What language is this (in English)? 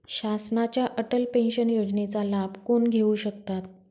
Marathi